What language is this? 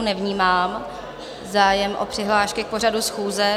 Czech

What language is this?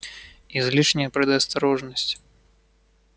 Russian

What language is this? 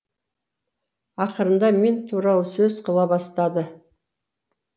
Kazakh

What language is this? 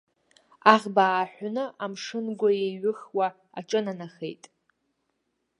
Abkhazian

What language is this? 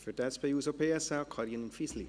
Swiss German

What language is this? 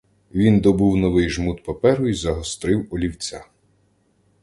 Ukrainian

